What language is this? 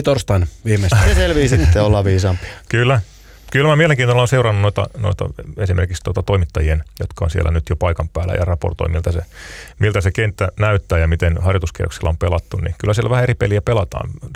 Finnish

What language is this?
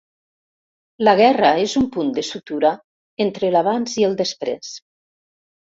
Catalan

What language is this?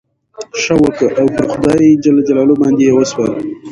Pashto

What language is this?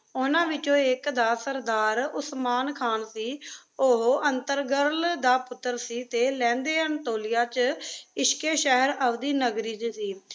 Punjabi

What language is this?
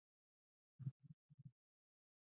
Pashto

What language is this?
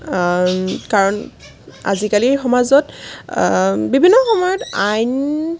Assamese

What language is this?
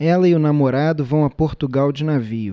Portuguese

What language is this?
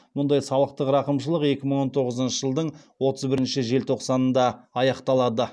Kazakh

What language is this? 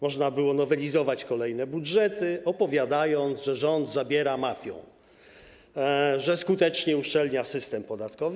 Polish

